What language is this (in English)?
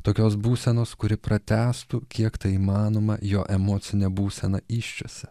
Lithuanian